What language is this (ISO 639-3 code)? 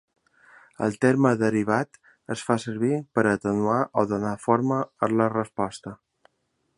cat